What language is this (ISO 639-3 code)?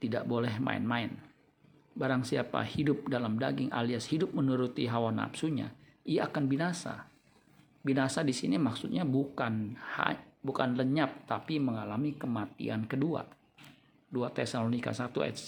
ind